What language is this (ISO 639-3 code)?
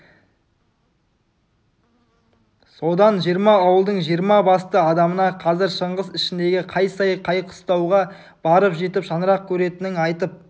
kaz